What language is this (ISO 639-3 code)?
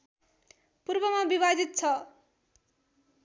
nep